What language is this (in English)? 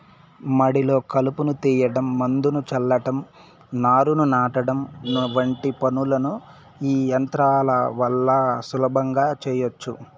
Telugu